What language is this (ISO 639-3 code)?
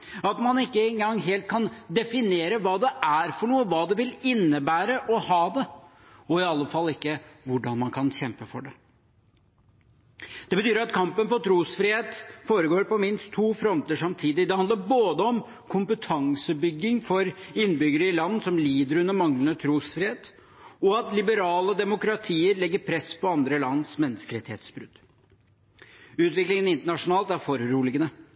nob